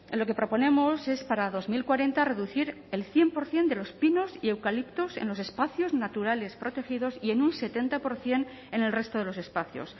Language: Spanish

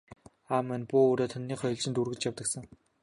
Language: Mongolian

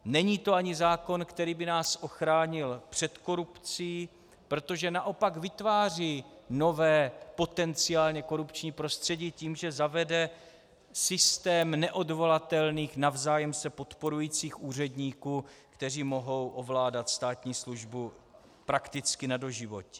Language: Czech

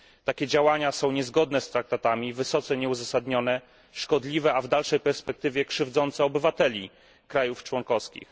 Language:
Polish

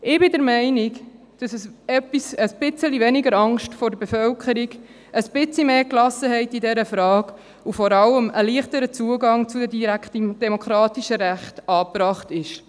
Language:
Swiss German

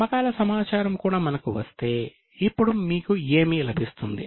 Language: Telugu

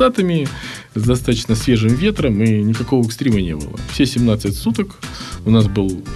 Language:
Russian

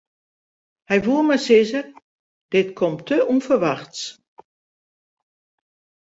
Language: Western Frisian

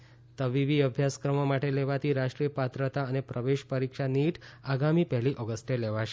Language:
Gujarati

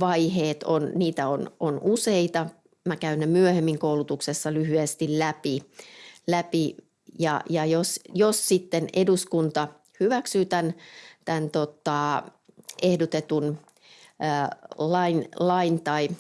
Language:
Finnish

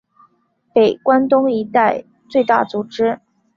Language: Chinese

